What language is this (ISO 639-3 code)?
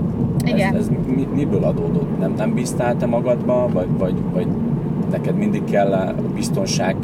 hun